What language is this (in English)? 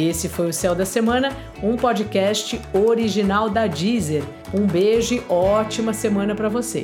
Portuguese